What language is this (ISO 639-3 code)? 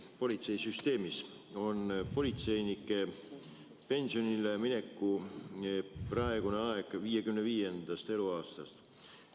est